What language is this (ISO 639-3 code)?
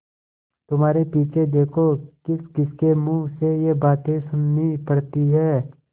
hin